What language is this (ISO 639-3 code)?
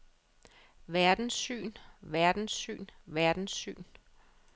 dan